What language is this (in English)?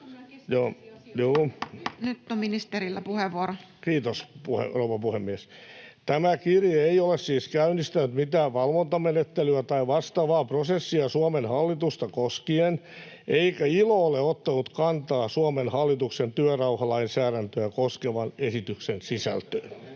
Finnish